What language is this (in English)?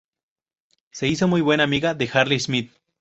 Spanish